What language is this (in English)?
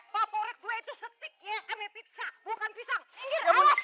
Indonesian